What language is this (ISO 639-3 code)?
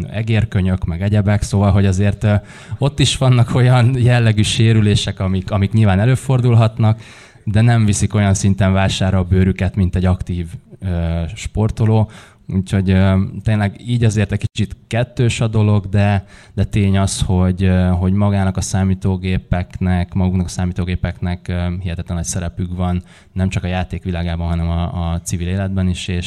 hun